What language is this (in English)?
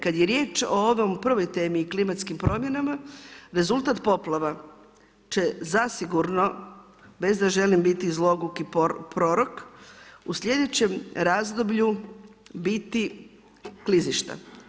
Croatian